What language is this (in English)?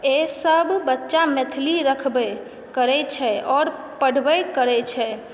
Maithili